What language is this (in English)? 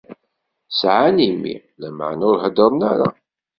Kabyle